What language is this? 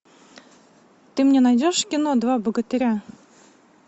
Russian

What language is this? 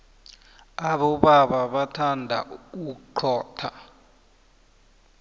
South Ndebele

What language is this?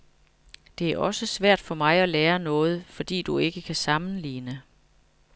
Danish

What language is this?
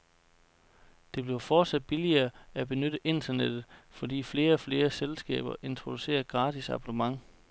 Danish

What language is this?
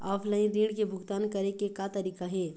Chhattisgarhi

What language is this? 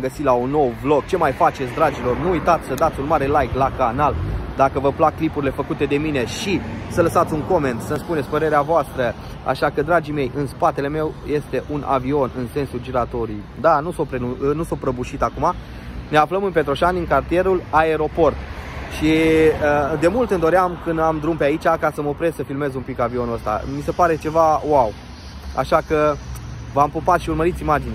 Romanian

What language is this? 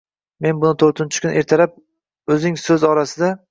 Uzbek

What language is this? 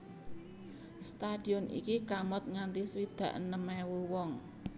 Javanese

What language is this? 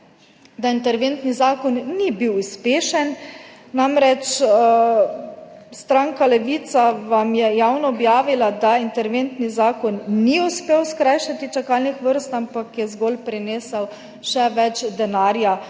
Slovenian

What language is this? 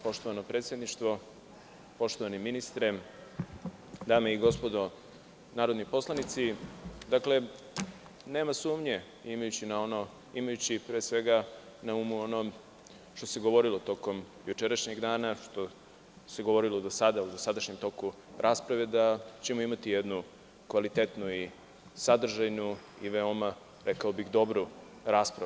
Serbian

